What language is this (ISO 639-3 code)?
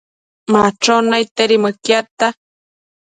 mcf